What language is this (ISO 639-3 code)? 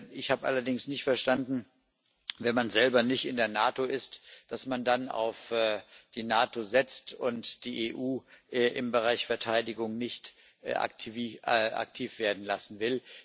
deu